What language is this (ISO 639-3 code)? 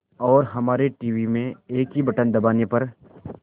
hin